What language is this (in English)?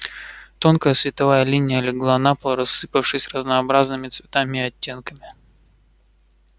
Russian